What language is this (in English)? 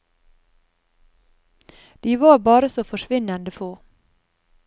Norwegian